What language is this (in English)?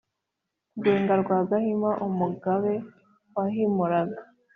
Kinyarwanda